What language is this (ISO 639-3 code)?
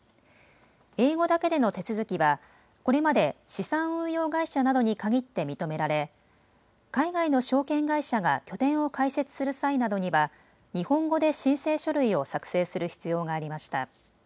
jpn